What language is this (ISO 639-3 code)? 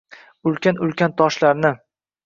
uzb